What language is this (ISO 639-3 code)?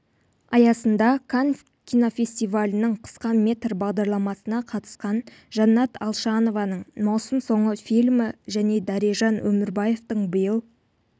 kaz